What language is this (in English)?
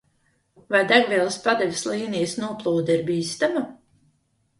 Latvian